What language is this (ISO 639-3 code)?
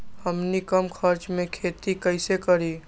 mag